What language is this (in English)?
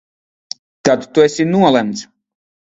Latvian